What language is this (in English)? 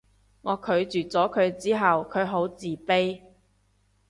Cantonese